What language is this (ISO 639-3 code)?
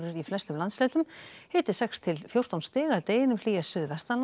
isl